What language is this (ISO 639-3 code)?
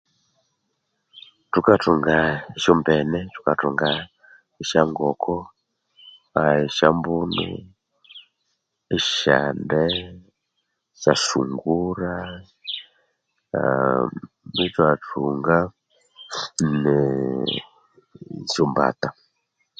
koo